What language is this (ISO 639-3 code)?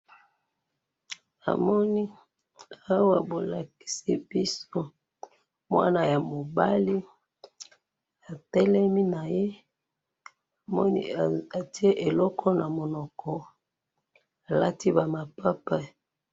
lin